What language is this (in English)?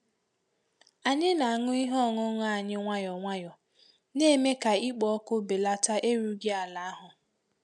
Igbo